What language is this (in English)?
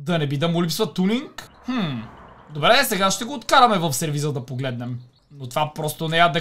Bulgarian